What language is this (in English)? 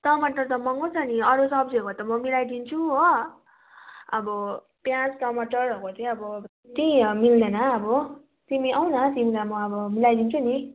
Nepali